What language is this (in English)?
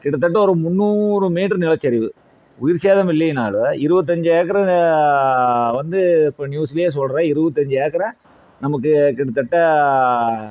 Tamil